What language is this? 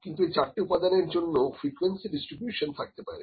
Bangla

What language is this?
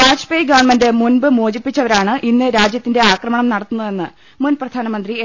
Malayalam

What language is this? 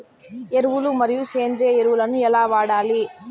Telugu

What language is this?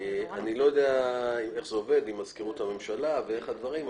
Hebrew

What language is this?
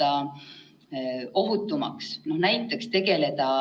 Estonian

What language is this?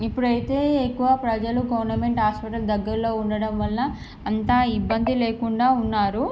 Telugu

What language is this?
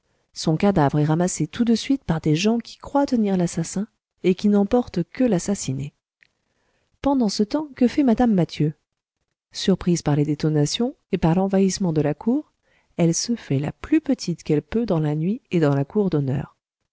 French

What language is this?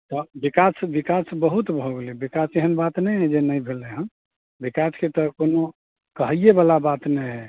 Maithili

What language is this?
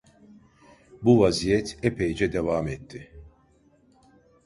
Turkish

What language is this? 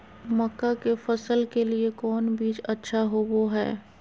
Magahi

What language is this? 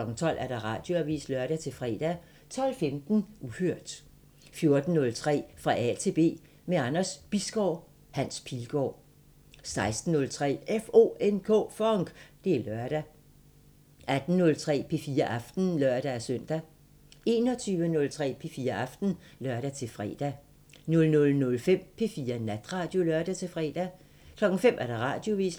Danish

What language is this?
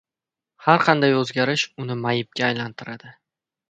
Uzbek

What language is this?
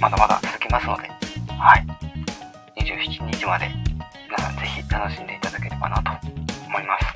Japanese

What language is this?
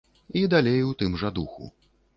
Belarusian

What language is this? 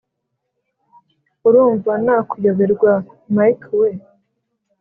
Kinyarwanda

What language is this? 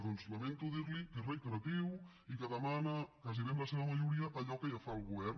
Catalan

